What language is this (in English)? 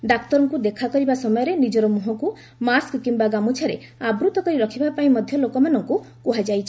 Odia